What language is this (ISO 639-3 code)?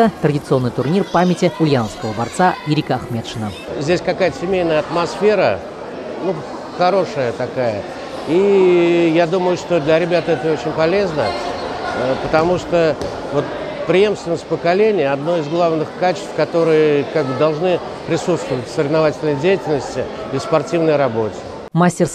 rus